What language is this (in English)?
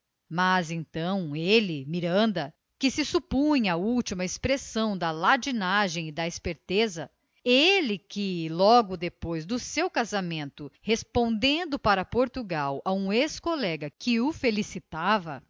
Portuguese